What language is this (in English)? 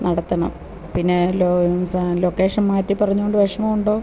Malayalam